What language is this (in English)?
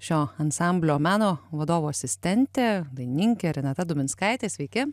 Lithuanian